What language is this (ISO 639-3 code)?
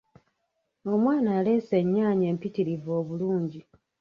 lug